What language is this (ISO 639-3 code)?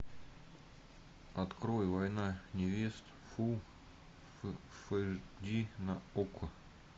rus